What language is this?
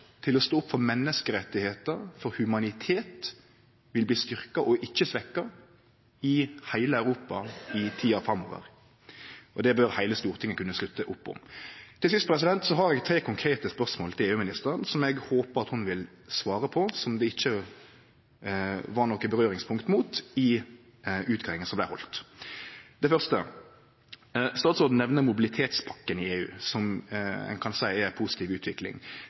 Norwegian Nynorsk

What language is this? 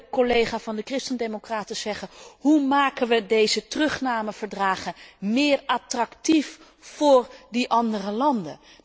Dutch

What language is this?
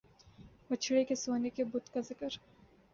Urdu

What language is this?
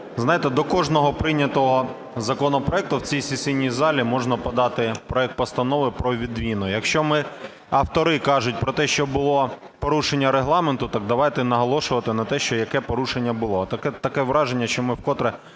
Ukrainian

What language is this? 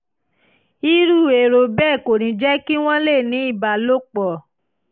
Yoruba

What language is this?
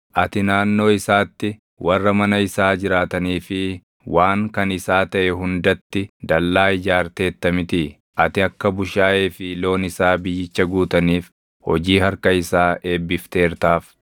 Oromo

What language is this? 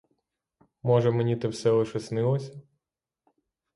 Ukrainian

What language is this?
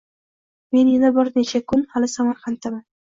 Uzbek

